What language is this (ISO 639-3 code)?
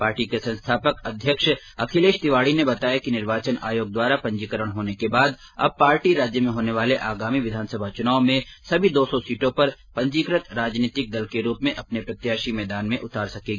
hin